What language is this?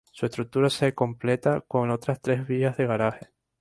Spanish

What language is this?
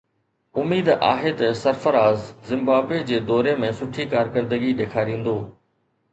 Sindhi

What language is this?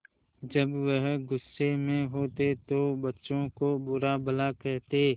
Hindi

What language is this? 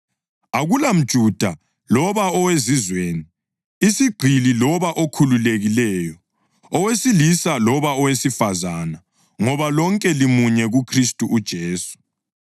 North Ndebele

